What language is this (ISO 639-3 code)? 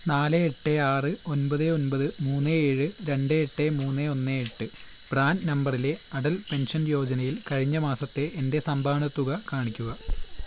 mal